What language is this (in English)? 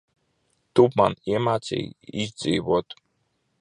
Latvian